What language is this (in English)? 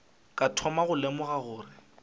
Northern Sotho